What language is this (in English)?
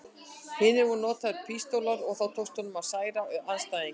Icelandic